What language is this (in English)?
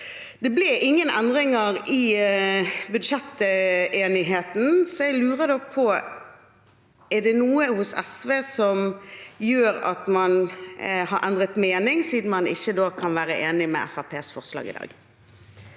Norwegian